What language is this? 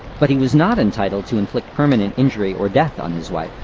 English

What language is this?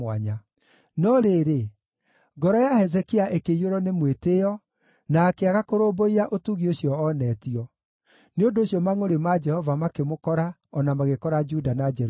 Kikuyu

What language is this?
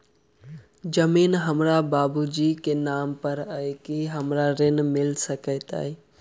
Maithili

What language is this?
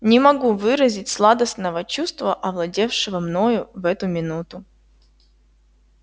Russian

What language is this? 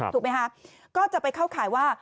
Thai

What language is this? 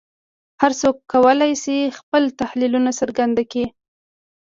Pashto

